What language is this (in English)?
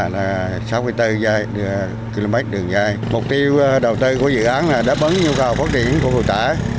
Vietnamese